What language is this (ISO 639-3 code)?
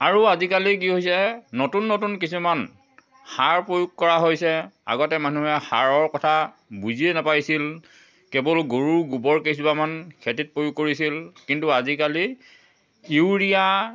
asm